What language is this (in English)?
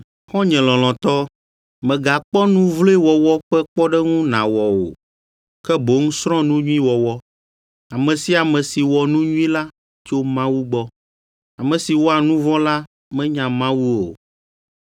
Ewe